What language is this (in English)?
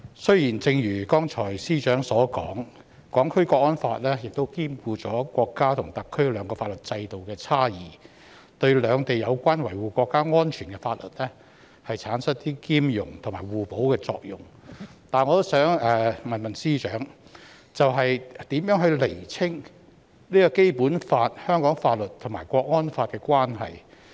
Cantonese